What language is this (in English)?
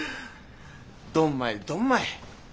Japanese